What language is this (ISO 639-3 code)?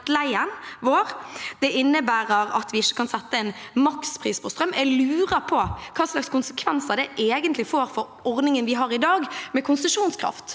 nor